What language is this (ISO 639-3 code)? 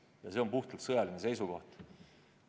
est